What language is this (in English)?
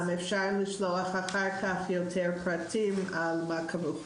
Hebrew